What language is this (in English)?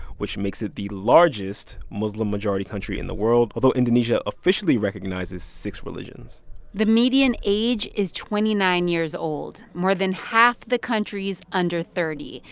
English